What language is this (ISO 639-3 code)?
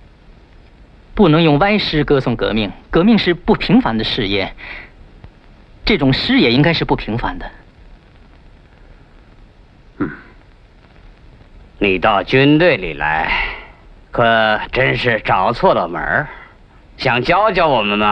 zho